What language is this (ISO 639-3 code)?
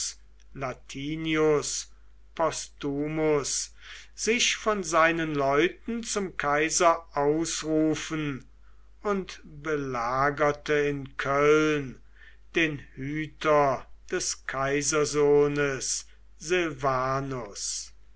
deu